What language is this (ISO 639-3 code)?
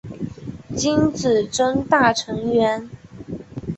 zho